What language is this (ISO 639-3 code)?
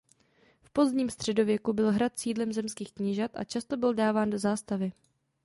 ces